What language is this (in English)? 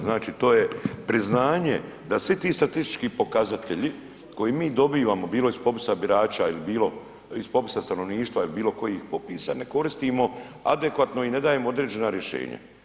Croatian